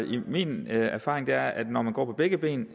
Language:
Danish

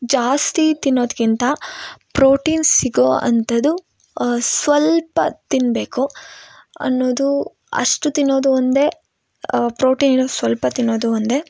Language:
Kannada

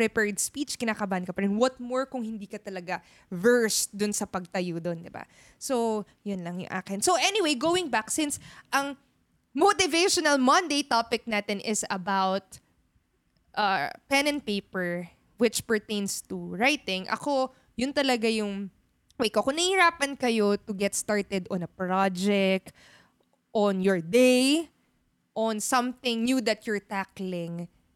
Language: Filipino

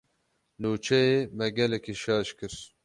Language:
Kurdish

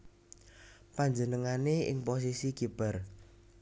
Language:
Javanese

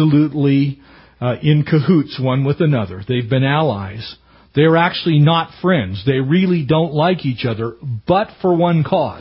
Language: English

